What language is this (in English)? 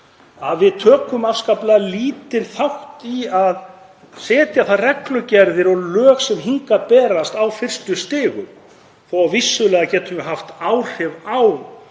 Icelandic